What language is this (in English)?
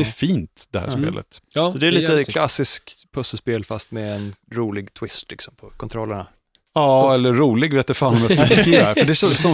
Swedish